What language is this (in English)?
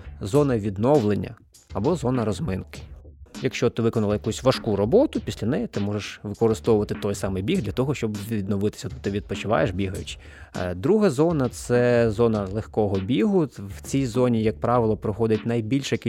Ukrainian